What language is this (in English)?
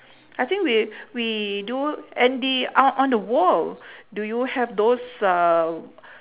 English